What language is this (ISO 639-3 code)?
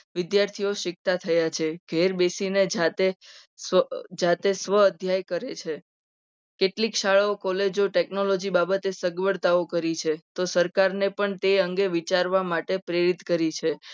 guj